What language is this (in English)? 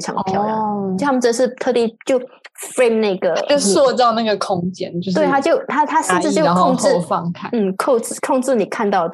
Chinese